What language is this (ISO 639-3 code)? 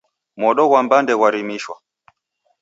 dav